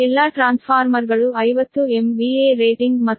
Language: Kannada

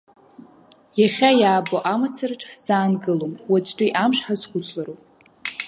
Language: Abkhazian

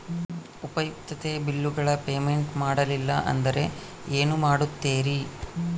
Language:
Kannada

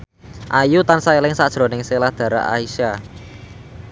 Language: Javanese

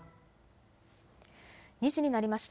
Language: Japanese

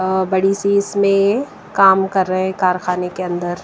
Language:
Hindi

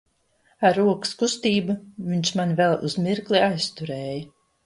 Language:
Latvian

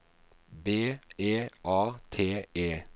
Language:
Norwegian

